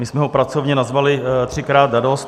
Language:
Czech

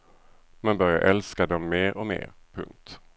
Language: Swedish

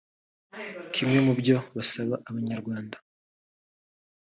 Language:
Kinyarwanda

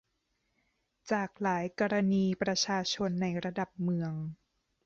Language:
Thai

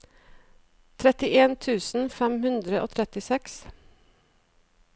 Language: Norwegian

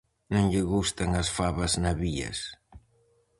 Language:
Galician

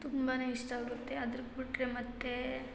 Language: Kannada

